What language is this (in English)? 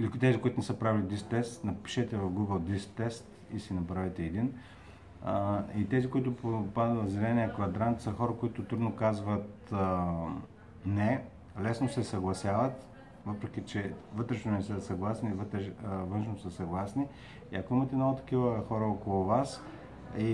Bulgarian